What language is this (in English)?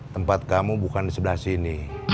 Indonesian